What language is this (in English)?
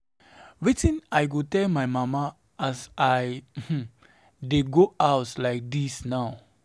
Nigerian Pidgin